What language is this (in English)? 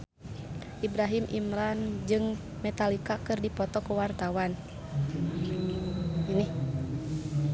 Sundanese